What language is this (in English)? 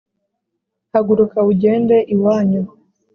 Kinyarwanda